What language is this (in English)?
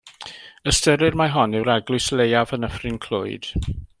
Welsh